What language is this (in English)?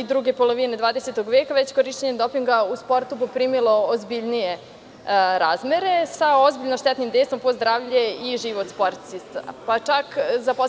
Serbian